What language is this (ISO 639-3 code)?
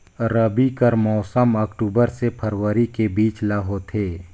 hne